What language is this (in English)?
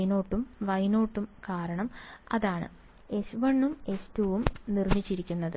Malayalam